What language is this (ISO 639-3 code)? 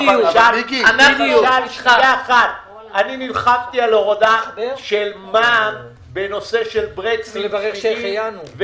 heb